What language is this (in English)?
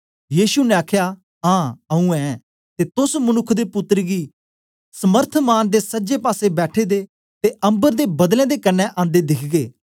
Dogri